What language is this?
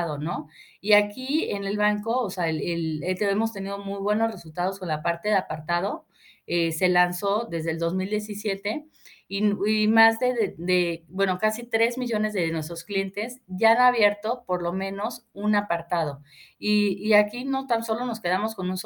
Spanish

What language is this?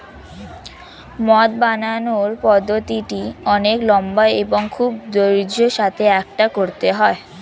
Bangla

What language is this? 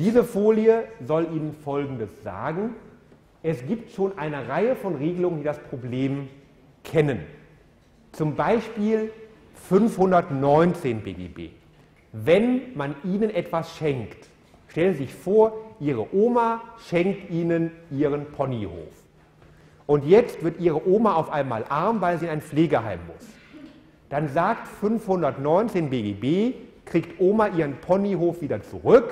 German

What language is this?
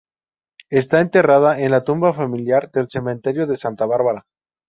Spanish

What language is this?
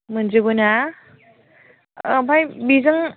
Bodo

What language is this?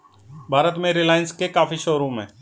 Hindi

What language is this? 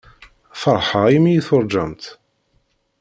Kabyle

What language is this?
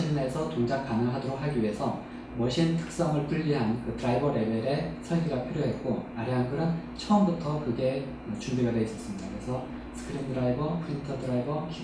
Korean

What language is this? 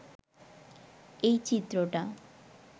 Bangla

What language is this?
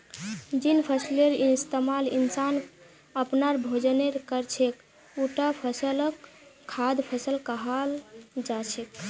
Magahi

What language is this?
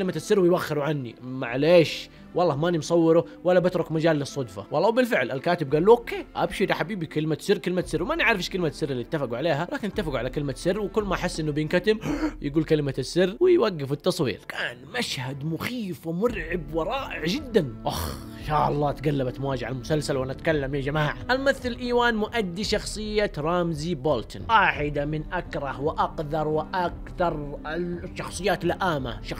Arabic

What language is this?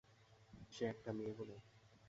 Bangla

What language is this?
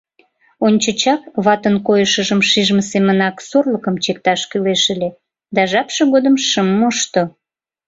Mari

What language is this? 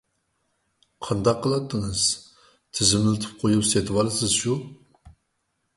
Uyghur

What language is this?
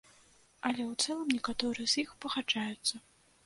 Belarusian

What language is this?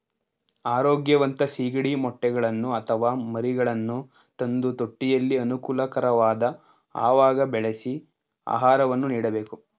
Kannada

